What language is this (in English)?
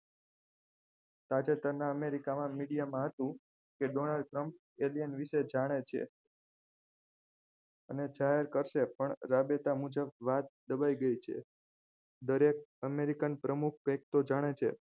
Gujarati